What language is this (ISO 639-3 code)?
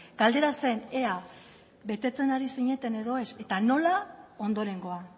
eus